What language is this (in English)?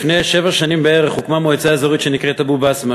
Hebrew